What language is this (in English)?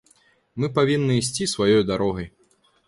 Belarusian